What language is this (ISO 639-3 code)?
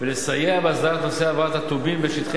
heb